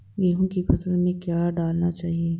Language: Hindi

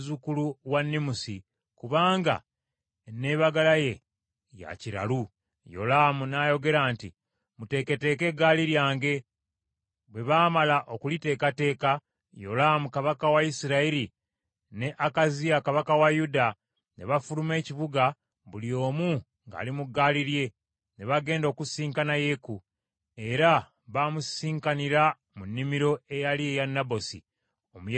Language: Ganda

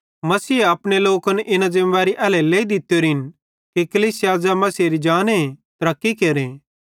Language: Bhadrawahi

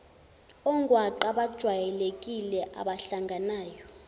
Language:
Zulu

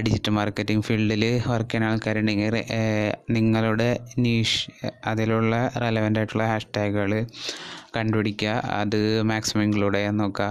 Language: Malayalam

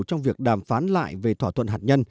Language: Vietnamese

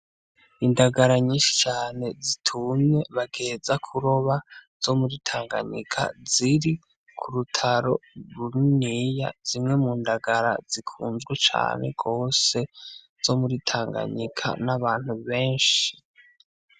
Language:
Rundi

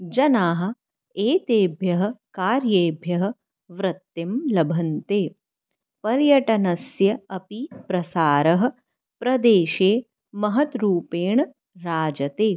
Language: Sanskrit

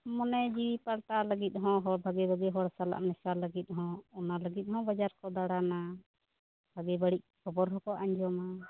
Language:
Santali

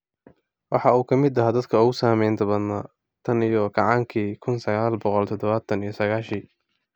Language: Somali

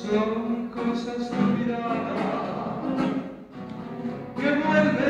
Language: Spanish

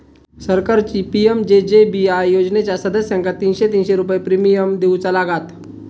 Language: Marathi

